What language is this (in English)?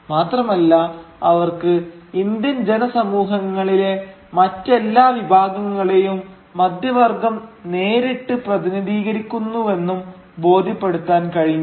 Malayalam